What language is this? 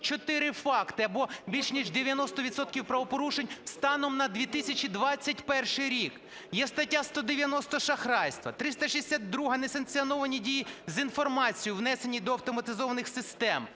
Ukrainian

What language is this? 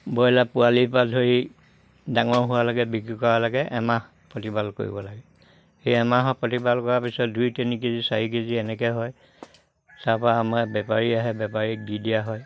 Assamese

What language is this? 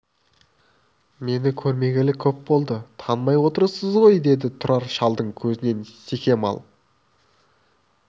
Kazakh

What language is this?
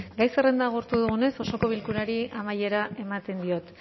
Basque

